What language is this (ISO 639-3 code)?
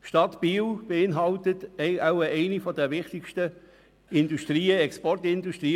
gsw